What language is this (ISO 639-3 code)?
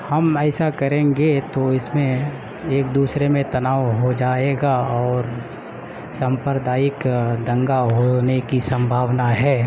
urd